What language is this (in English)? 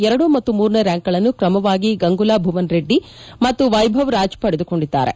Kannada